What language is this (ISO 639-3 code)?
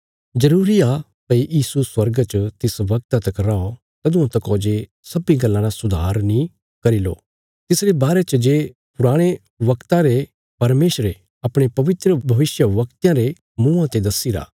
kfs